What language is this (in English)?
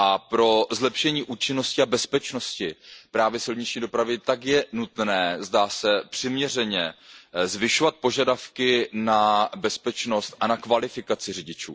Czech